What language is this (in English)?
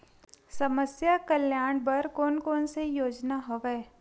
Chhattisgarhi